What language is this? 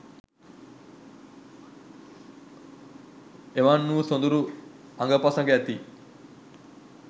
Sinhala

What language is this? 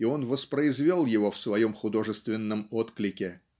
Russian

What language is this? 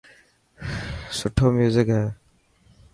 Dhatki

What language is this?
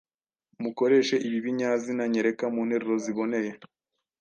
Kinyarwanda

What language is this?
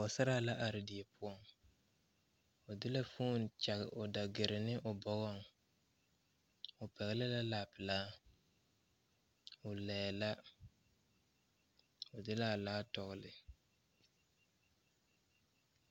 Southern Dagaare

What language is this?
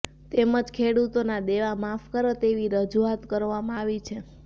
Gujarati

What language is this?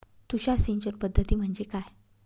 Marathi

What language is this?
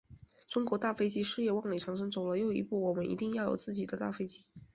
Chinese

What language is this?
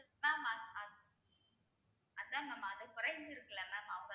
Tamil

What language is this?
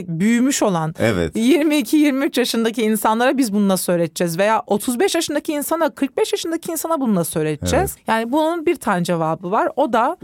Turkish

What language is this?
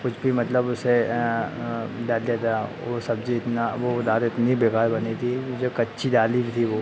Hindi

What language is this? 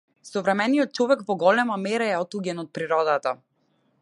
Macedonian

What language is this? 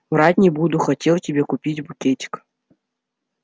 Russian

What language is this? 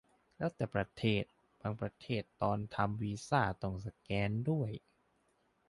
Thai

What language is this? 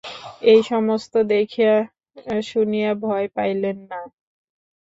Bangla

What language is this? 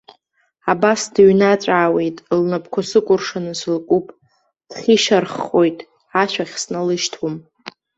Abkhazian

